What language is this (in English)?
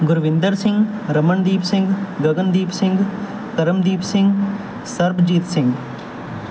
Punjabi